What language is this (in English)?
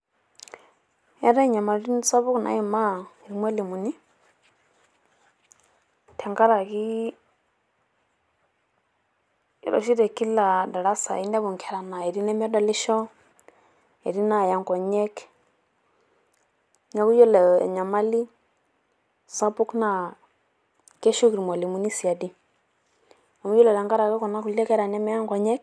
Masai